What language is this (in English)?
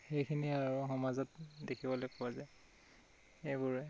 Assamese